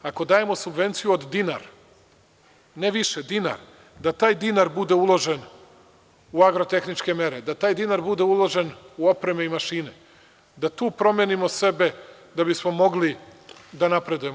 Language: Serbian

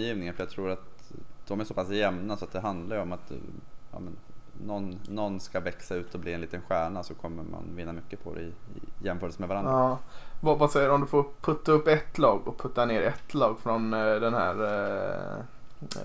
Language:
Swedish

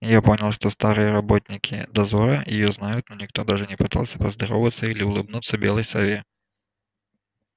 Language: Russian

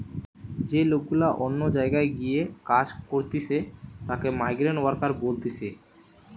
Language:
Bangla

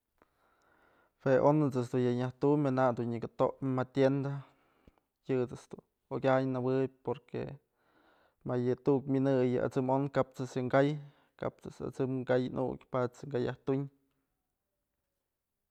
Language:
Mazatlán Mixe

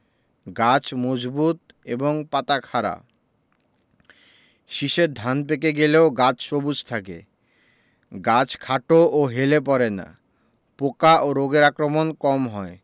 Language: Bangla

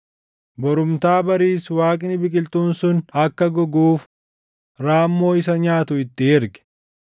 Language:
Oromo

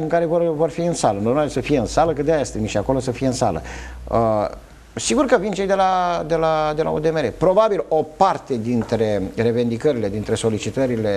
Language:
Romanian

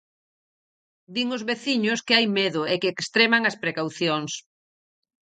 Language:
Galician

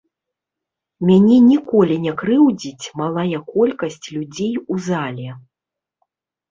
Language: Belarusian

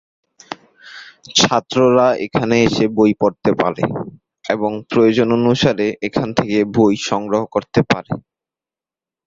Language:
Bangla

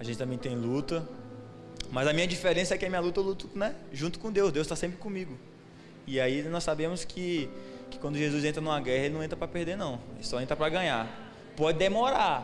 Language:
Portuguese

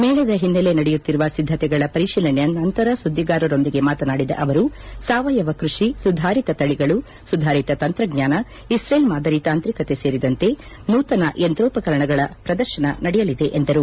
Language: Kannada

